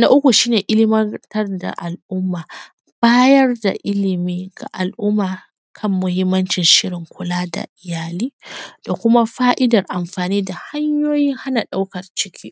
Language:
Hausa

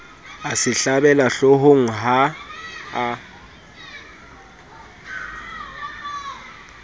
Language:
Southern Sotho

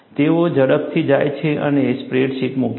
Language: Gujarati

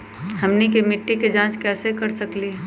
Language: Magahi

